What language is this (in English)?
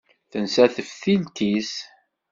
Kabyle